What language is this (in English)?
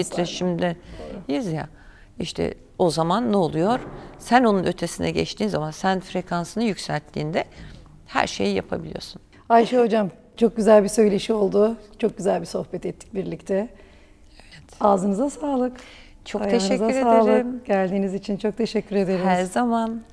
Turkish